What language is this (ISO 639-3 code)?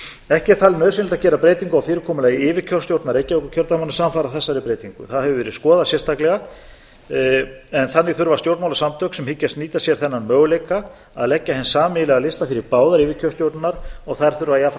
isl